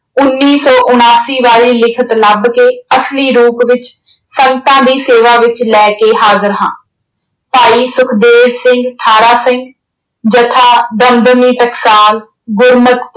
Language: Punjabi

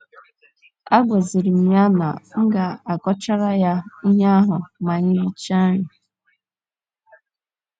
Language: Igbo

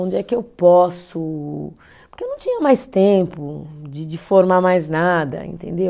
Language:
Portuguese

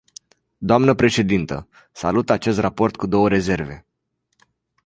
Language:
Romanian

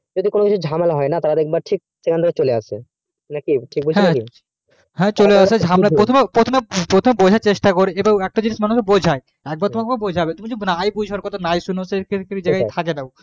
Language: Bangla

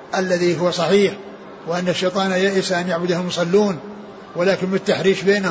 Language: Arabic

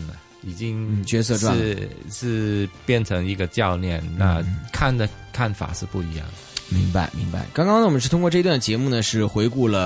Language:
Chinese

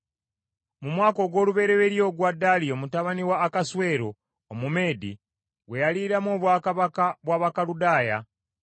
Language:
Ganda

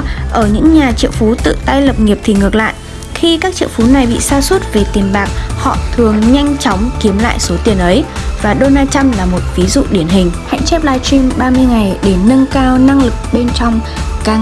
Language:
Vietnamese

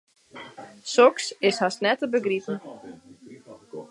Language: Western Frisian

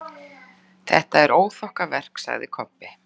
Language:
Icelandic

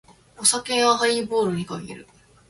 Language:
Japanese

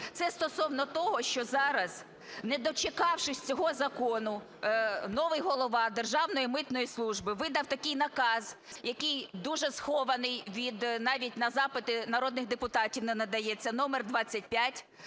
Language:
Ukrainian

